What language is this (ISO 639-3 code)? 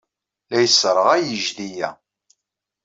kab